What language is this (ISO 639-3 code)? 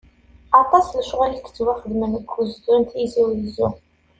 kab